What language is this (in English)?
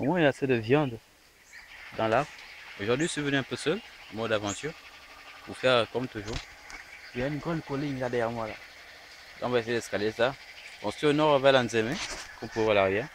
French